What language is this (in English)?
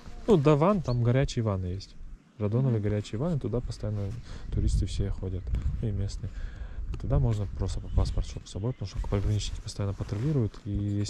Russian